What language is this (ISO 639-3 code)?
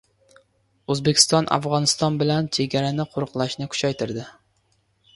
uzb